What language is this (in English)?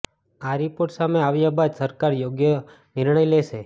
Gujarati